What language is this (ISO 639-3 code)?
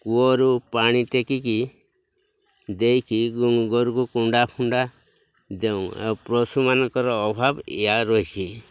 ori